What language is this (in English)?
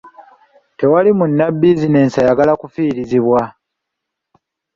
Ganda